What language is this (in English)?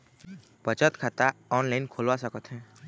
Chhattisgarhi